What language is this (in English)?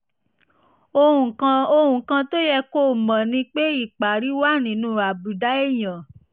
Yoruba